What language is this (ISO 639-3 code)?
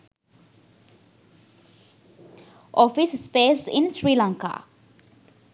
sin